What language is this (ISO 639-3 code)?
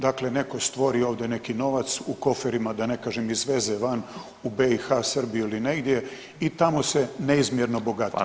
hrv